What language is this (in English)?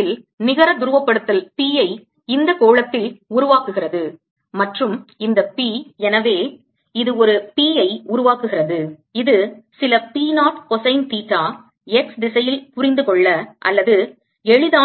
Tamil